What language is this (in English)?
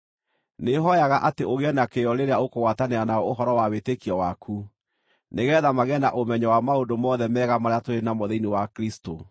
Kikuyu